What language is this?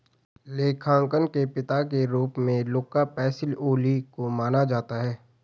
Hindi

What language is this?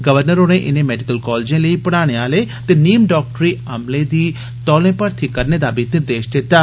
Dogri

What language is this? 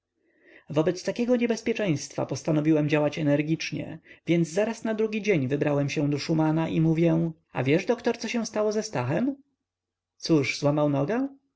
Polish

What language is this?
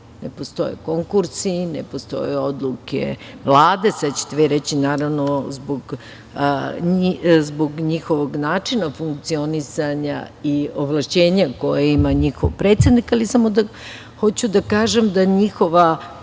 Serbian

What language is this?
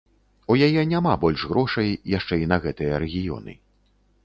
Belarusian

